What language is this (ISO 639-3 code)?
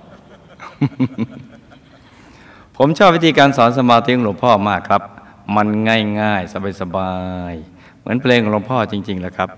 tha